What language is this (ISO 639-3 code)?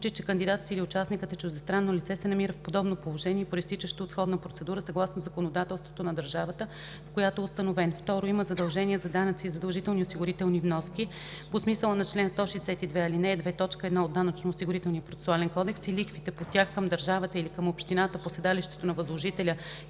bul